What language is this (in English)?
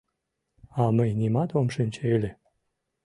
Mari